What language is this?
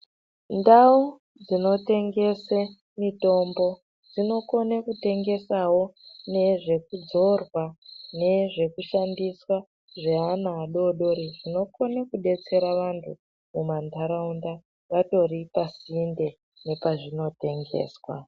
Ndau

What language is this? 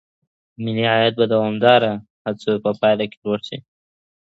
Pashto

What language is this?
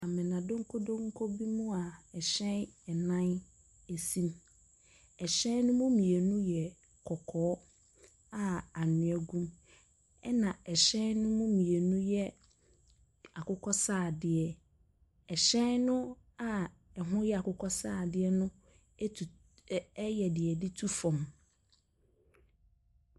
Akan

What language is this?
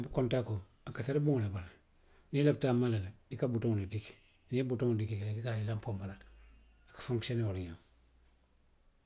Western Maninkakan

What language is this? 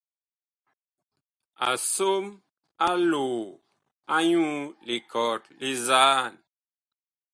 Bakoko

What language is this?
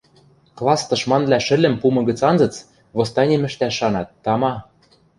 Western Mari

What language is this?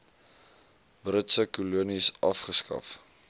Afrikaans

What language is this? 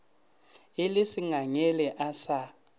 Northern Sotho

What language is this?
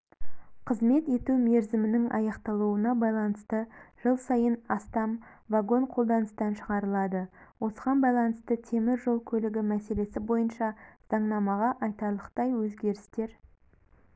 Kazakh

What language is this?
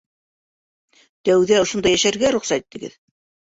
Bashkir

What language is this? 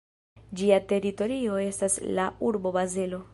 Esperanto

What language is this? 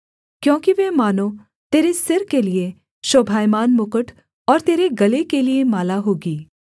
Hindi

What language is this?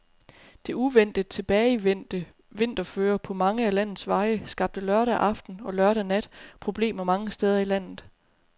Danish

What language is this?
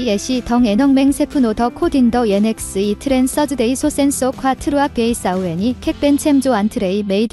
Korean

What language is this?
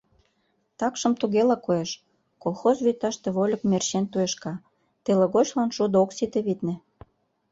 Mari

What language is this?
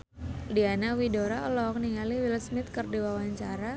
Sundanese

